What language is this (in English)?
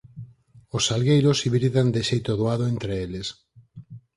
Galician